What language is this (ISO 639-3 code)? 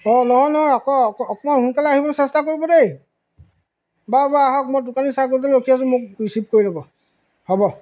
asm